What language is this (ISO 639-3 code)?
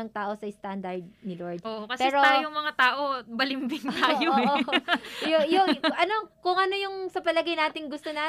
fil